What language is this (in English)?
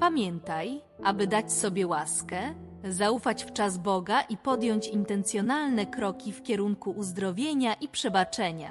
Polish